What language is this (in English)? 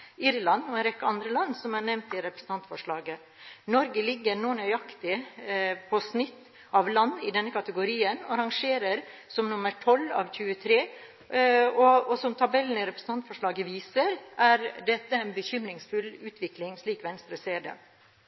Norwegian Bokmål